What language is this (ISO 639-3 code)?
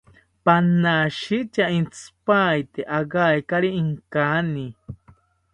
cpy